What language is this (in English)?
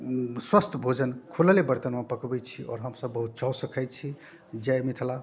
Maithili